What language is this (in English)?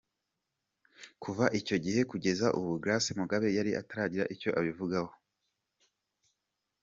Kinyarwanda